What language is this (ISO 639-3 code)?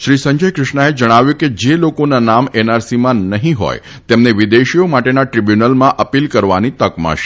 guj